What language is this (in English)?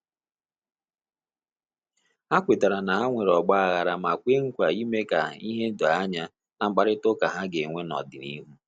Igbo